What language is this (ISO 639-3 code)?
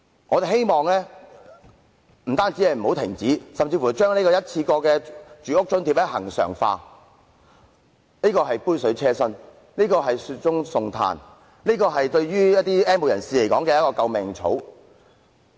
yue